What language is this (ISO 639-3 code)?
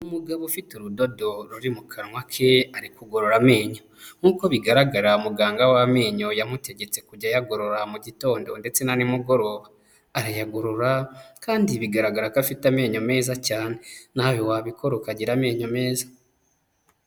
kin